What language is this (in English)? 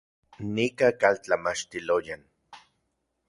Central Puebla Nahuatl